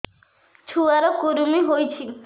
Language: Odia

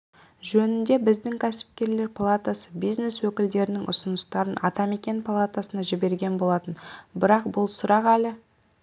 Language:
Kazakh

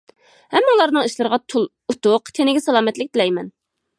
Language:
Uyghur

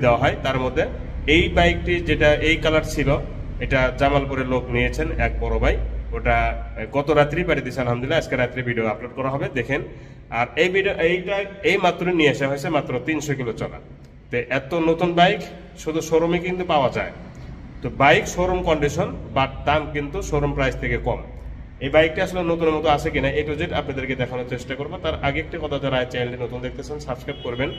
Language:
Bangla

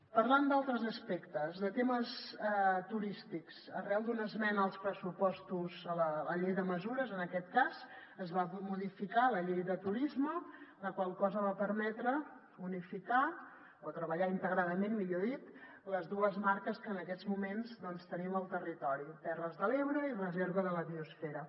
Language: Catalan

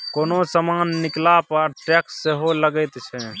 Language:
Maithili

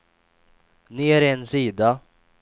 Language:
Swedish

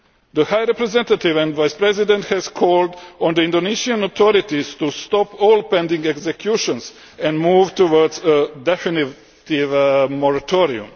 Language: English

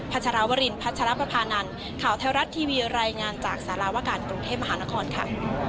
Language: Thai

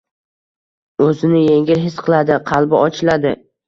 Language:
Uzbek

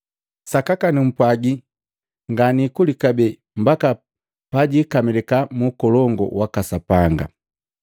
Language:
Matengo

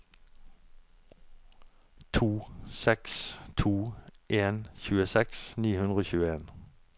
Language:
Norwegian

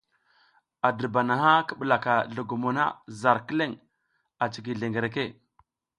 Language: South Giziga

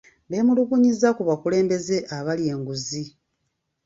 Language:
Ganda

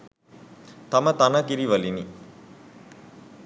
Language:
Sinhala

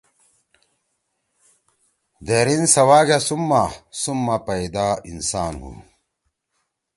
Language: Torwali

